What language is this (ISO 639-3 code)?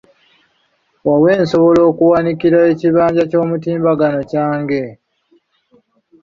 lug